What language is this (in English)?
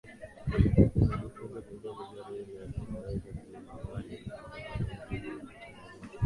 Swahili